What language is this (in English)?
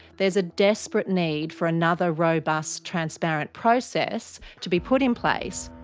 English